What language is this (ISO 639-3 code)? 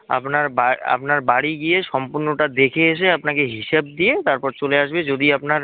ben